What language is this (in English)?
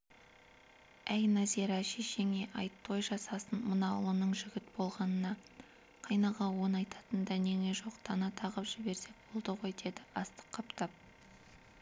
Kazakh